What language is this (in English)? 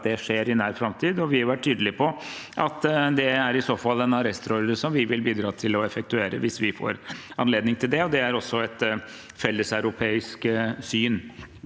Norwegian